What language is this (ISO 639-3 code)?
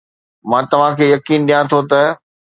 snd